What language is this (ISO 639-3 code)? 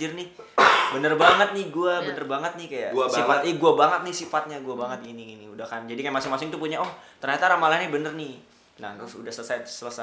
ind